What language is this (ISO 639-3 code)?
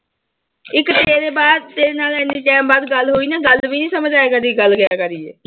pan